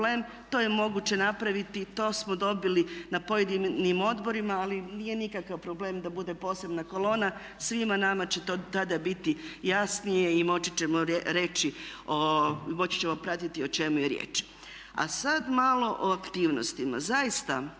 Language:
Croatian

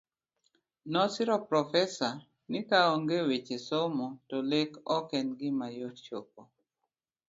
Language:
Luo (Kenya and Tanzania)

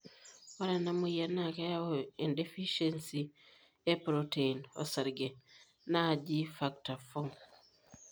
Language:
Masai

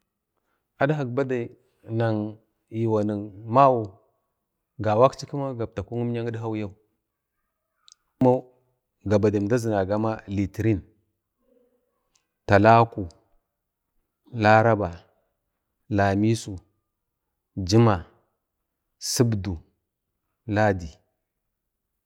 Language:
Bade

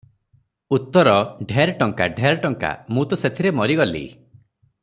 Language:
Odia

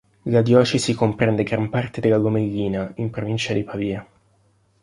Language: Italian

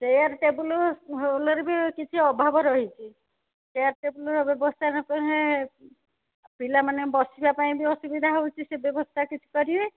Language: Odia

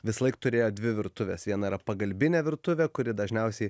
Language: Lithuanian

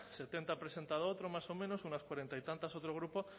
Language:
Spanish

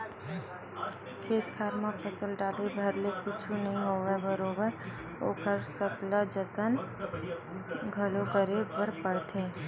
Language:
Chhattisgarhi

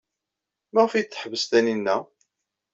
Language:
Kabyle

